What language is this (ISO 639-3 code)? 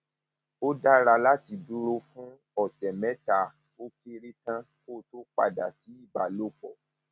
yor